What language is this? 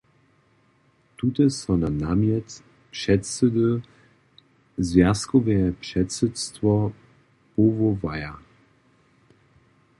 Upper Sorbian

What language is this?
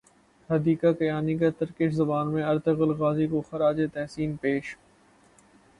Urdu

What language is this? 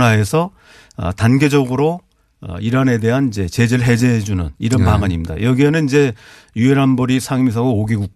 Korean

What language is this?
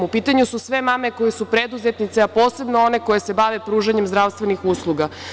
Serbian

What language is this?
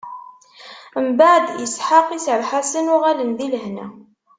Kabyle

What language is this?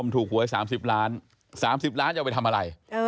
Thai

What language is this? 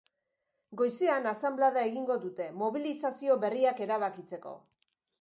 Basque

